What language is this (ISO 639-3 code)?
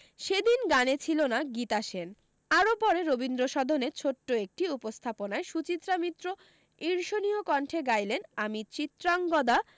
ben